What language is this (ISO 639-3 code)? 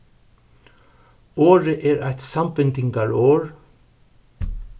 fao